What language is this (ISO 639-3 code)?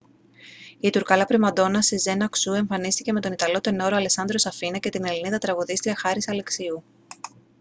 ell